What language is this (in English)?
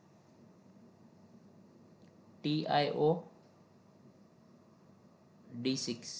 Gujarati